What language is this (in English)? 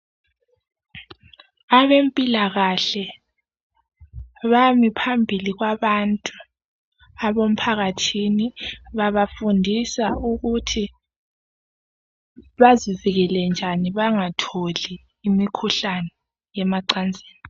North Ndebele